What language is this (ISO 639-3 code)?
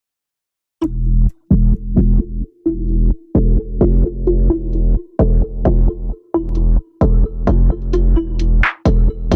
pol